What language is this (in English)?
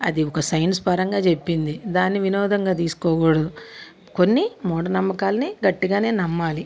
Telugu